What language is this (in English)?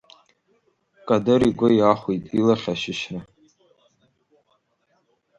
Abkhazian